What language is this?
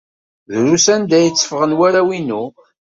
Kabyle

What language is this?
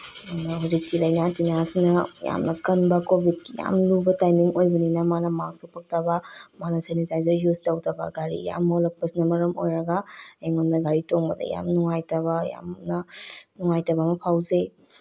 Manipuri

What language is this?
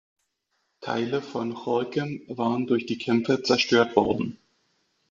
German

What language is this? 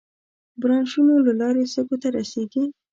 Pashto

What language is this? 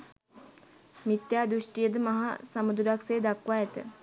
Sinhala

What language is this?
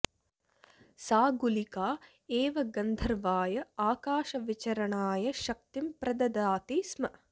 Sanskrit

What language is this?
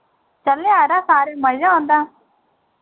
Dogri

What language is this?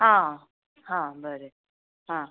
Konkani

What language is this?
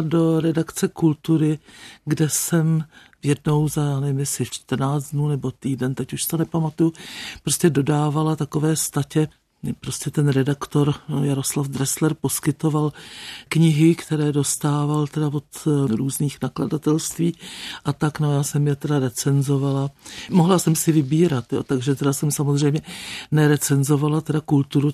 Czech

